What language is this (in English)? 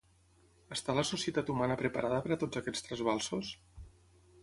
Catalan